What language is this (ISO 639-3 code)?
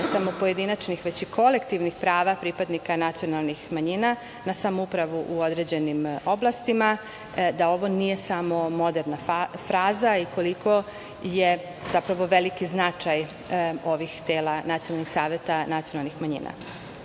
srp